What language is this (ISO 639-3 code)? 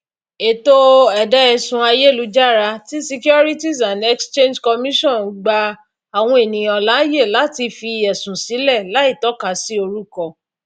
yor